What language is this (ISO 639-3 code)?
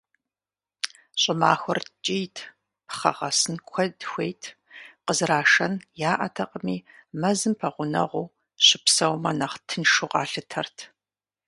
kbd